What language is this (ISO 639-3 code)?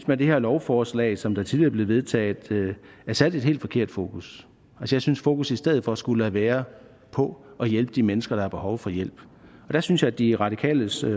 dan